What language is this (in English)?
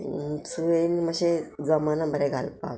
Konkani